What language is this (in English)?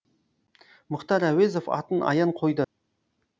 Kazakh